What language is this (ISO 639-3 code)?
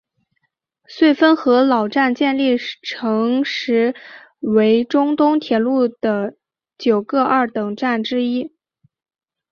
zho